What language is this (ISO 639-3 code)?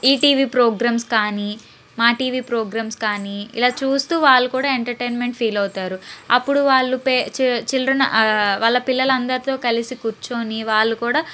tel